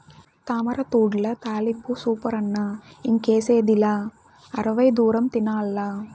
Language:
Telugu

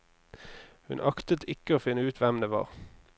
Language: Norwegian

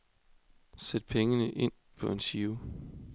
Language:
Danish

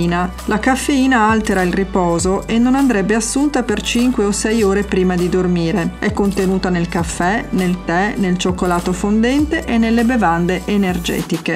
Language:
Italian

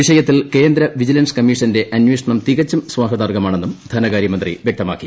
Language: Malayalam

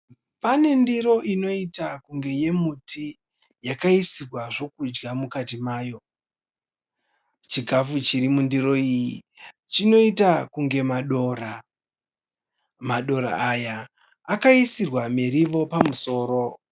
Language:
Shona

